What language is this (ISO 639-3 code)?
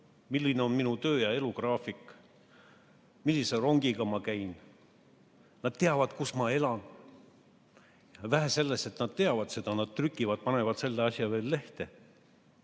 est